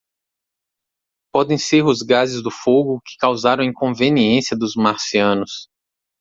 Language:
Portuguese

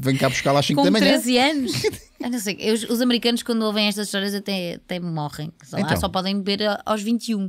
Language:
Portuguese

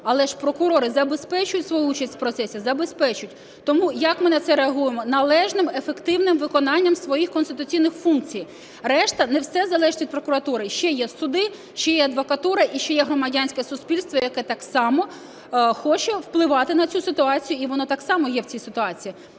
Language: Ukrainian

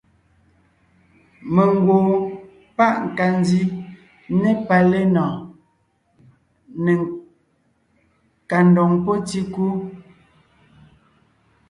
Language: Ngiemboon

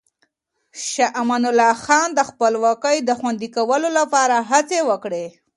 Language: Pashto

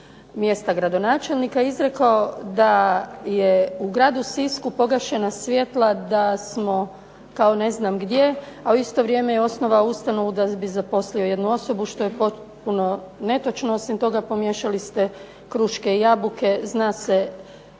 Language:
Croatian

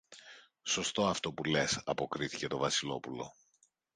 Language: Greek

